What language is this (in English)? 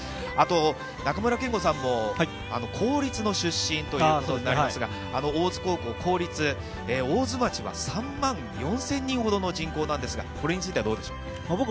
Japanese